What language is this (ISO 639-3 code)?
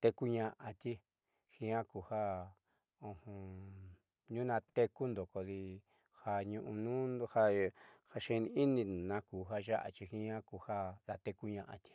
mxy